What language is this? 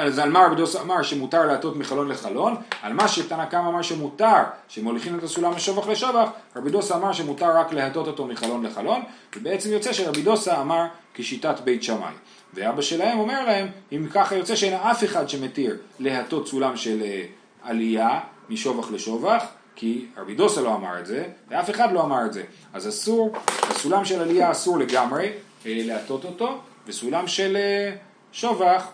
Hebrew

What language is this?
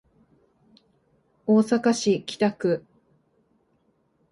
Japanese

